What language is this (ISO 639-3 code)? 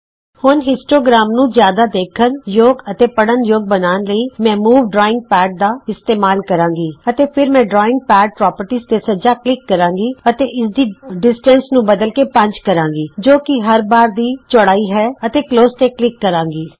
pan